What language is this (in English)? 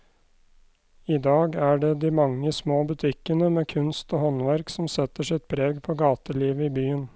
Norwegian